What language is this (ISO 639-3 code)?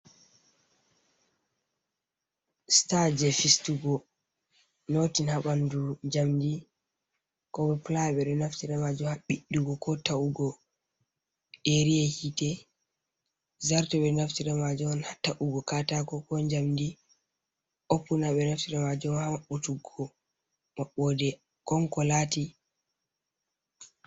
ful